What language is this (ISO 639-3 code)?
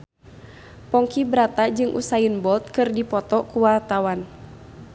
sun